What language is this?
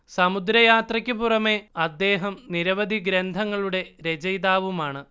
Malayalam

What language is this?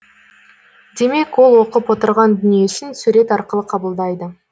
Kazakh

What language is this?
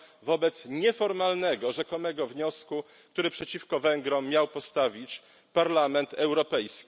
Polish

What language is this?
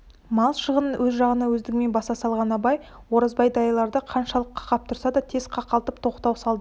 Kazakh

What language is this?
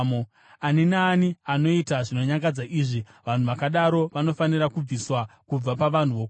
Shona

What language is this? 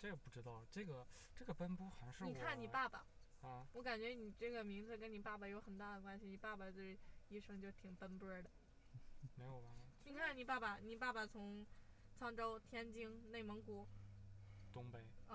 Chinese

